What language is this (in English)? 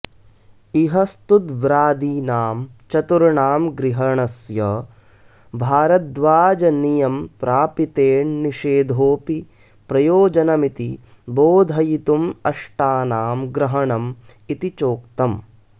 Sanskrit